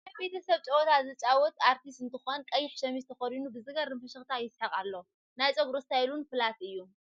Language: Tigrinya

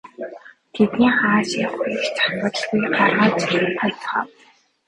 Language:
Mongolian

